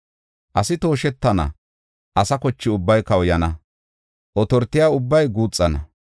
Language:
Gofa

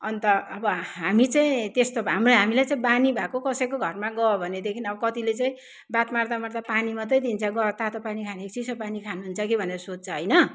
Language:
Nepali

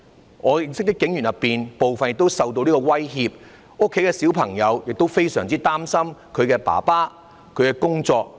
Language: Cantonese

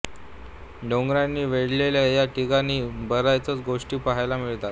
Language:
Marathi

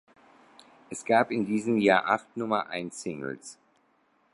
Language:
German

